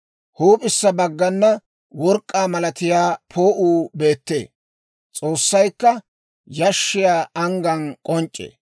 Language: Dawro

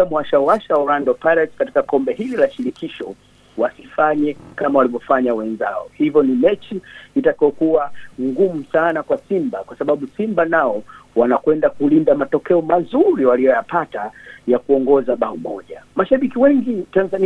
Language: Swahili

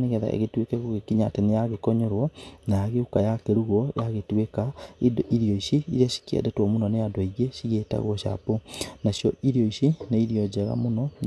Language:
Kikuyu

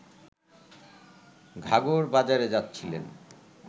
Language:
Bangla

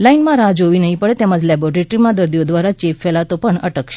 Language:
Gujarati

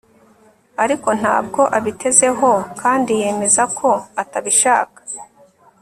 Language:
Kinyarwanda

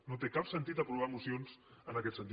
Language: Catalan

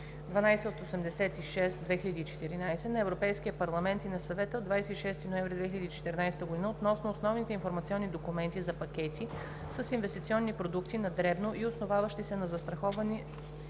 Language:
Bulgarian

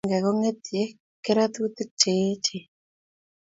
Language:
Kalenjin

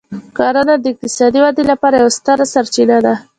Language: Pashto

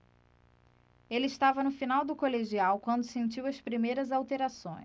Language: Portuguese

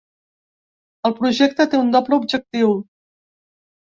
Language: Catalan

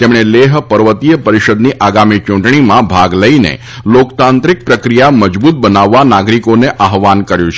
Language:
Gujarati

